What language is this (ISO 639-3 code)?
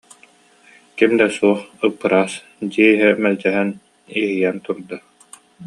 sah